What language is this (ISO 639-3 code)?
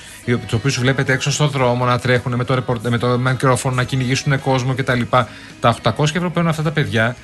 ell